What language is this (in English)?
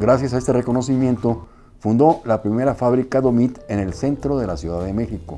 Spanish